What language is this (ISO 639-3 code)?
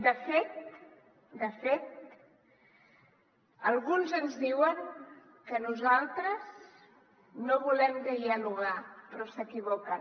cat